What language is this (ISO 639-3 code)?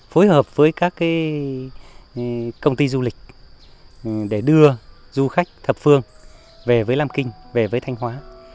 vie